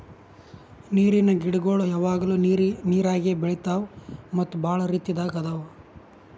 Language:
Kannada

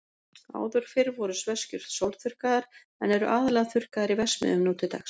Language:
Icelandic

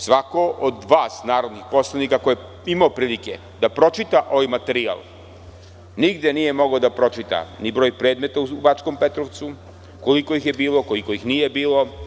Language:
Serbian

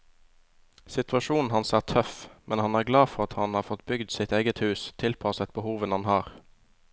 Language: Norwegian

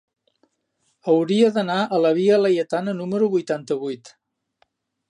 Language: Catalan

